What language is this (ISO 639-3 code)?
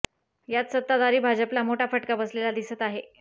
mar